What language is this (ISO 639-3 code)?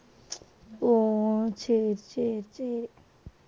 tam